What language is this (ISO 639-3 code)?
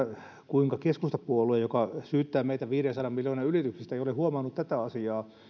fin